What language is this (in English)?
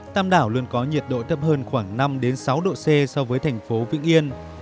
Vietnamese